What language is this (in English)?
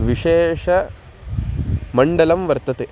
Sanskrit